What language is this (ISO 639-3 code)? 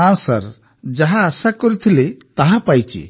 ori